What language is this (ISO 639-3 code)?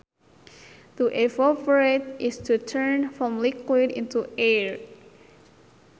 sun